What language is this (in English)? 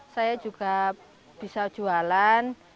Indonesian